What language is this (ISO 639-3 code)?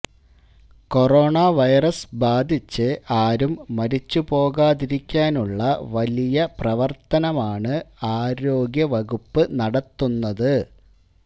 mal